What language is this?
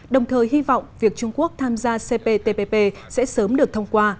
Vietnamese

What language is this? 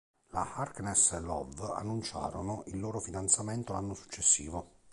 Italian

